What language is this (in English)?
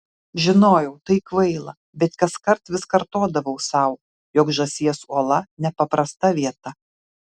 Lithuanian